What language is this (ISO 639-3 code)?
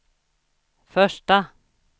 swe